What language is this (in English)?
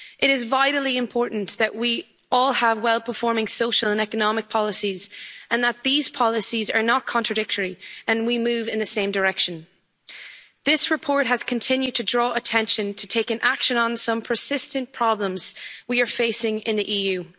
English